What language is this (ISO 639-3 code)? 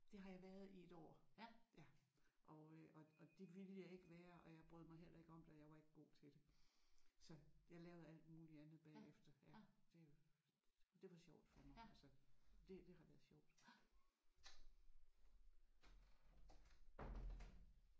dan